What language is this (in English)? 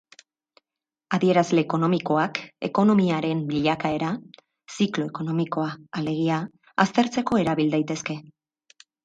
Basque